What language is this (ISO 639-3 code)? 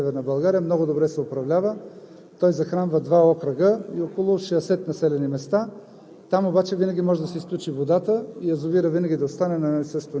bul